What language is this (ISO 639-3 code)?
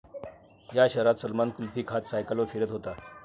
mar